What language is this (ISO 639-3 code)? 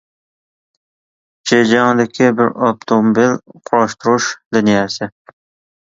uig